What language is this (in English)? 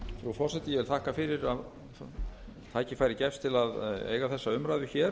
Icelandic